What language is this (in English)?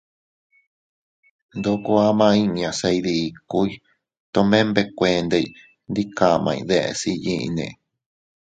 Teutila Cuicatec